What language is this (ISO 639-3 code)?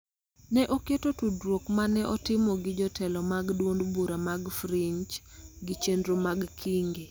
luo